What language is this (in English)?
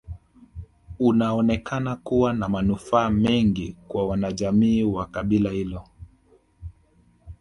Swahili